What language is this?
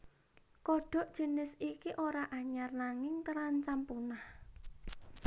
Javanese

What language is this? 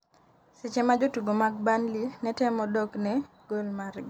Luo (Kenya and Tanzania)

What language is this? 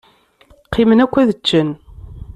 Kabyle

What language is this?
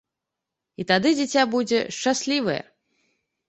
Belarusian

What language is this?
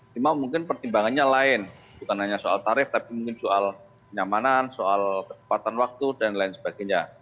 Indonesian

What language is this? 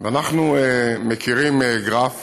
Hebrew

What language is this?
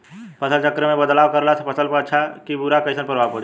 Bhojpuri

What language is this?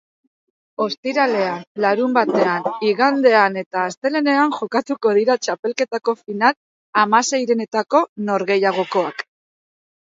Basque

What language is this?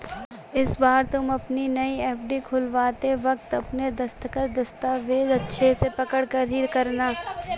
Hindi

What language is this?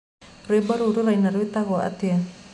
Kikuyu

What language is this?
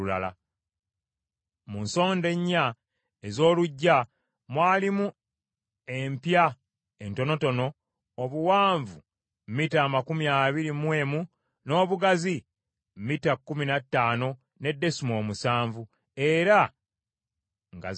Ganda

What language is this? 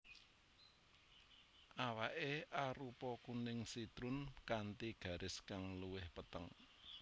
Javanese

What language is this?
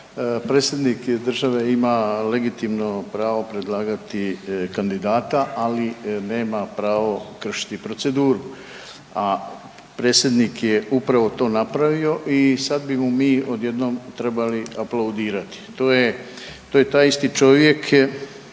Croatian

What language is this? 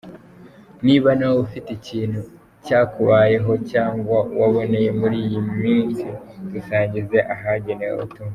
Kinyarwanda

